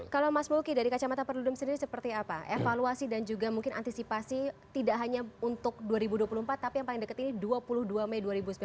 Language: Indonesian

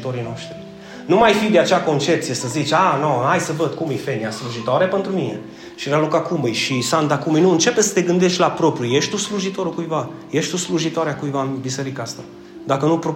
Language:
Romanian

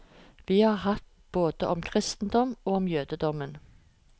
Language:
Norwegian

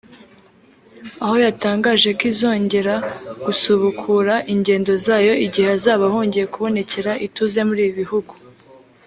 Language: Kinyarwanda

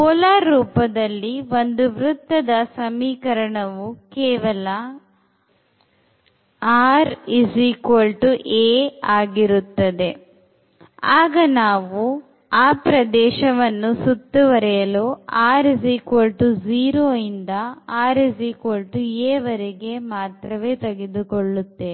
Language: Kannada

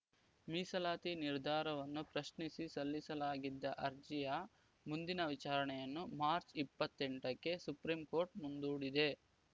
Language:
Kannada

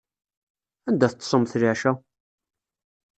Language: Kabyle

